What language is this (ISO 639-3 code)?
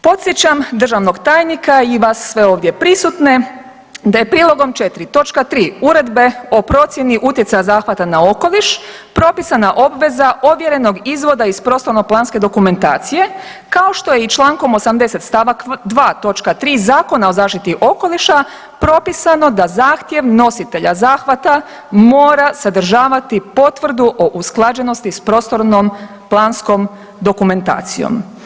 hrv